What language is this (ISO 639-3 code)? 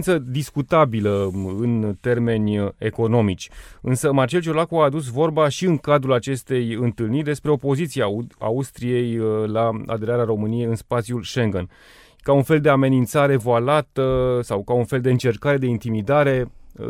ron